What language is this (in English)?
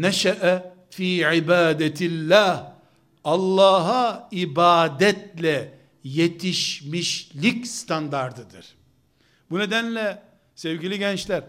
Turkish